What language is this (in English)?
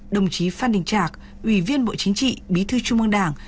Vietnamese